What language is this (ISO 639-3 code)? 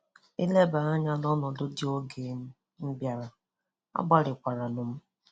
ibo